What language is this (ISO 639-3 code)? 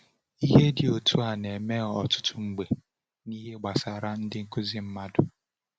ibo